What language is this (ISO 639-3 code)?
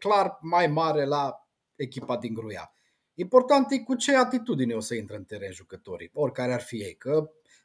ron